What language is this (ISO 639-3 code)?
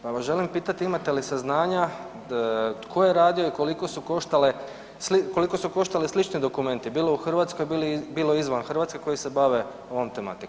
hrv